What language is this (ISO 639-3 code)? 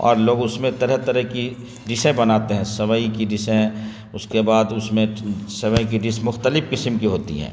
urd